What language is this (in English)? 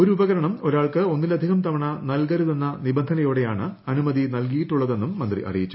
Malayalam